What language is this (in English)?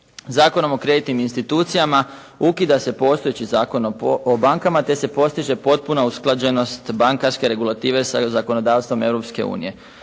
Croatian